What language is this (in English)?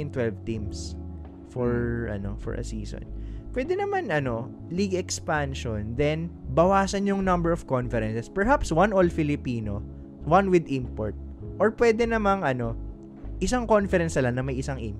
Filipino